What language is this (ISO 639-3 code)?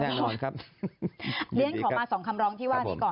tha